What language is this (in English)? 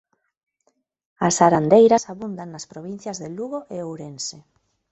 Galician